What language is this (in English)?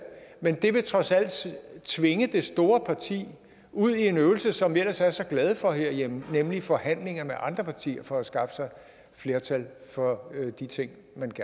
Danish